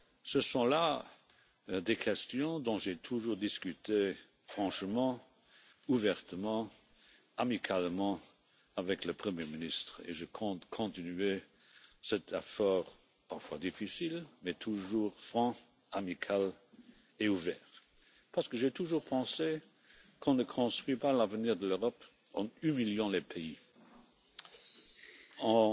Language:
French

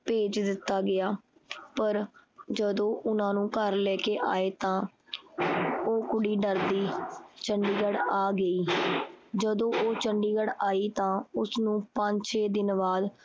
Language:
Punjabi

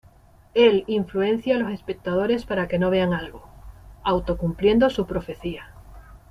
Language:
Spanish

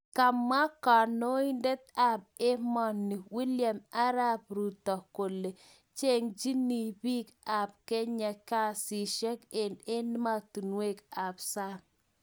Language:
Kalenjin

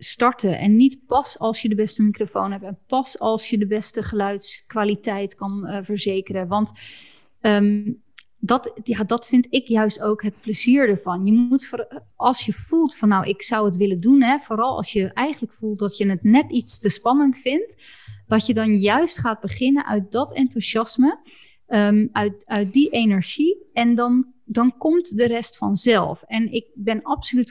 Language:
Dutch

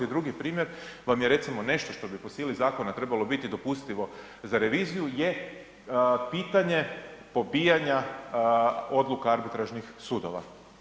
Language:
Croatian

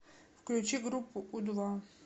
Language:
Russian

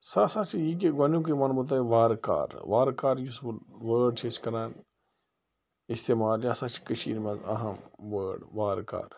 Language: Kashmiri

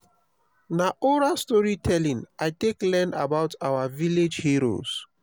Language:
Nigerian Pidgin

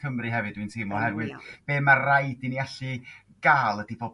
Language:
Welsh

